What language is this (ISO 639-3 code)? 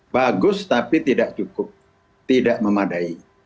ind